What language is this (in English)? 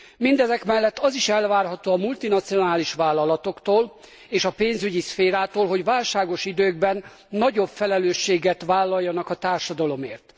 Hungarian